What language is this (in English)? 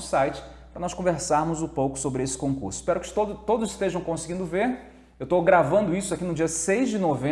Portuguese